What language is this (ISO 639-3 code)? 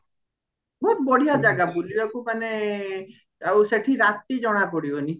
ori